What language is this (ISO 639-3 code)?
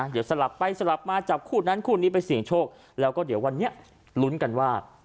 tha